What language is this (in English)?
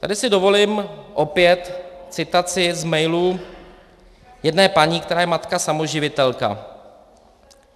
Czech